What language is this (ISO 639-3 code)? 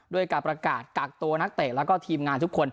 tha